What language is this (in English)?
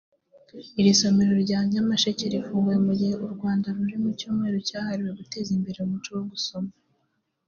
Kinyarwanda